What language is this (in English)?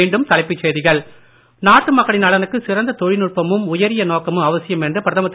Tamil